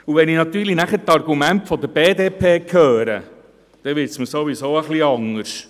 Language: Swiss German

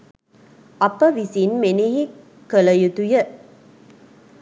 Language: Sinhala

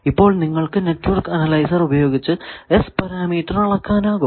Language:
Malayalam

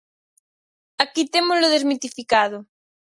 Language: Galician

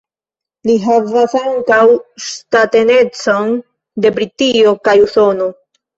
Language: Esperanto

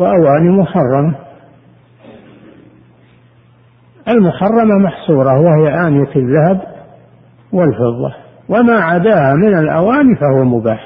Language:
Arabic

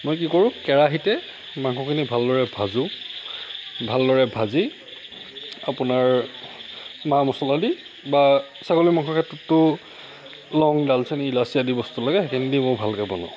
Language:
Assamese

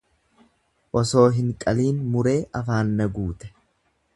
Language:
Oromo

